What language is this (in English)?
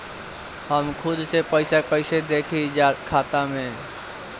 Bhojpuri